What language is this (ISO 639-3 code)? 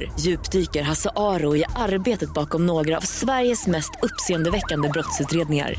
swe